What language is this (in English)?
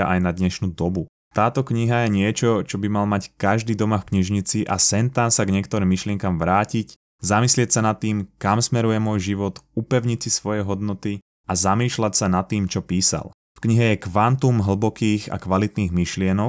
Slovak